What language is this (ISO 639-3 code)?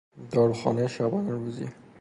fas